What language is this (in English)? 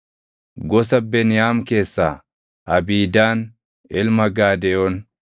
Oromo